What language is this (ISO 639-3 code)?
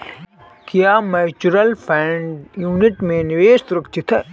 hin